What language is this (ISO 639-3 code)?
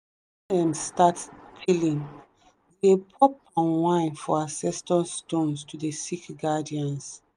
pcm